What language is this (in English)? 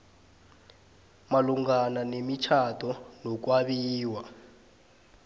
South Ndebele